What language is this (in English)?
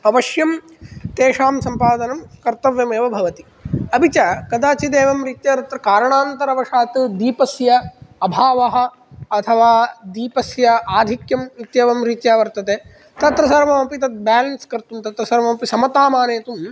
Sanskrit